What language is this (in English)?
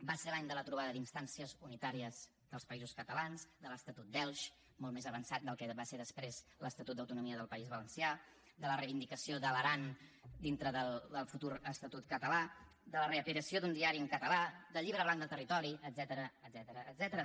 Catalan